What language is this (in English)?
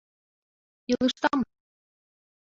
Mari